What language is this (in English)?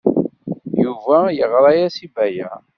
Kabyle